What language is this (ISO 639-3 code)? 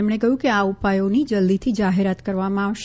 guj